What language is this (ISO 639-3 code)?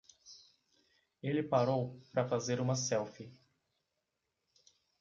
por